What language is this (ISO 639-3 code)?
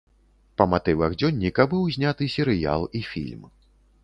bel